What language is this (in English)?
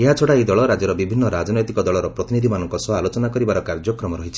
Odia